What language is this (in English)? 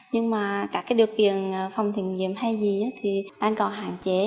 Vietnamese